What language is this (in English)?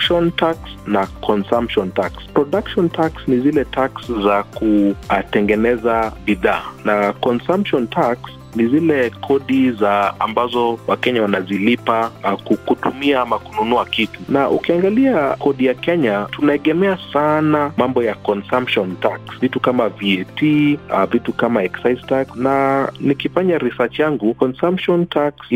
Swahili